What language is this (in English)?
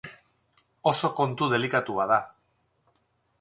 Basque